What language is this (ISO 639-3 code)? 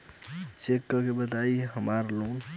bho